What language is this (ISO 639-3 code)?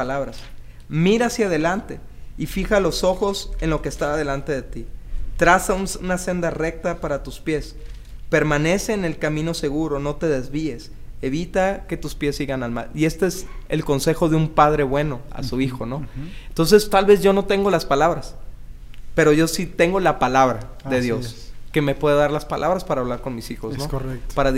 spa